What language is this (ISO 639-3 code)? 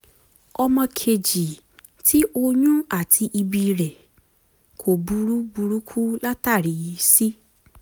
yor